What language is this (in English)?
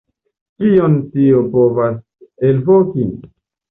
Esperanto